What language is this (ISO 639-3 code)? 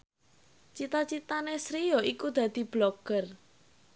jav